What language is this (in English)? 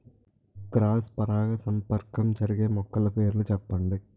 Telugu